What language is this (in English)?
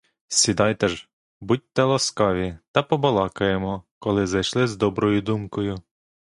Ukrainian